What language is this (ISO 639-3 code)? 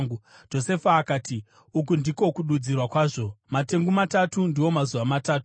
sna